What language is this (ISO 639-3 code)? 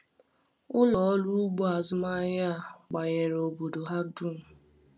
ibo